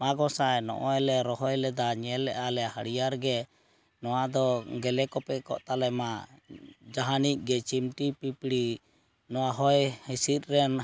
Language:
Santali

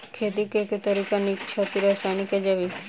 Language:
Maithili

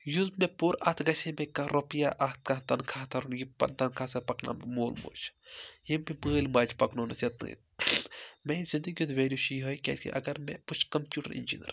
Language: Kashmiri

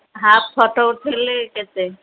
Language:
Odia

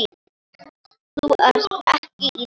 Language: Icelandic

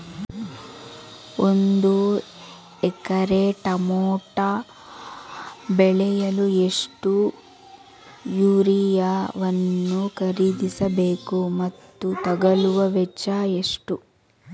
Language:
Kannada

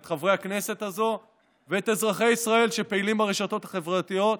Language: Hebrew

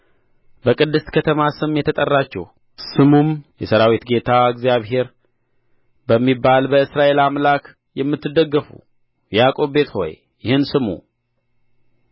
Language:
Amharic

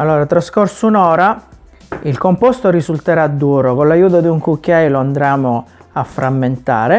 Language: Italian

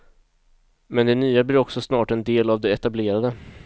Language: Swedish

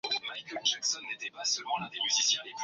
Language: Swahili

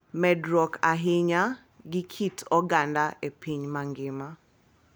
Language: Luo (Kenya and Tanzania)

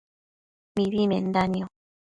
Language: Matsés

